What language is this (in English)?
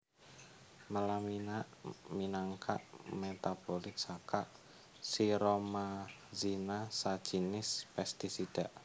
Javanese